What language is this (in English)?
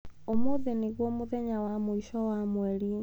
Kikuyu